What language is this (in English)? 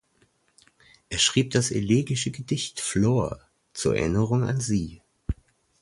German